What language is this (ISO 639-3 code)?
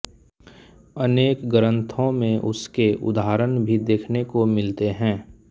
hin